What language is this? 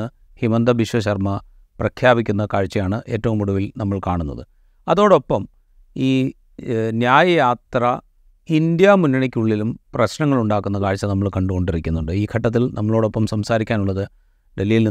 Malayalam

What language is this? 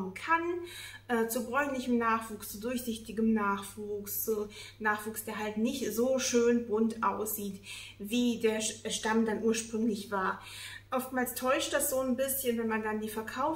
German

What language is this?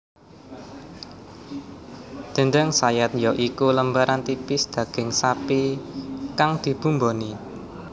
Javanese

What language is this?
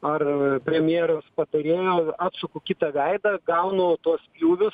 Lithuanian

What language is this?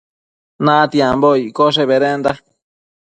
Matsés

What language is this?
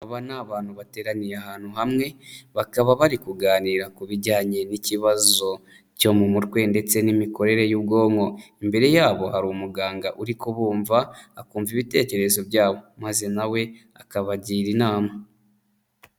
Kinyarwanda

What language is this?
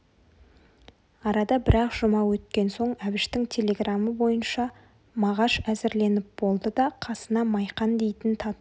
Kazakh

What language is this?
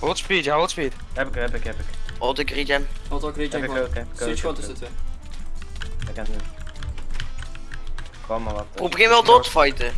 Dutch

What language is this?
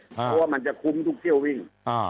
Thai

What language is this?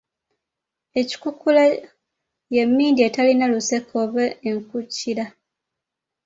Ganda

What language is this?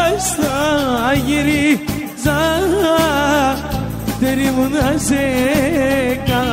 Arabic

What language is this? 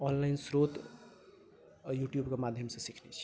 Maithili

